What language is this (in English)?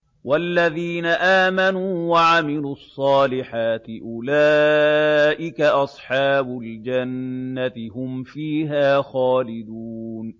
Arabic